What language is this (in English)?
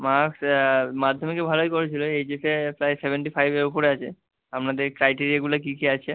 Bangla